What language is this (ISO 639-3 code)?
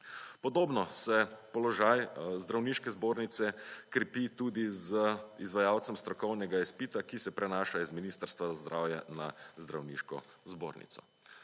slv